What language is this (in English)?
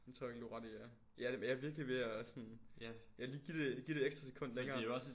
Danish